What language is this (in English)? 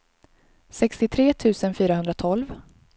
Swedish